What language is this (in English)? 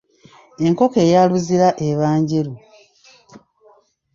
Ganda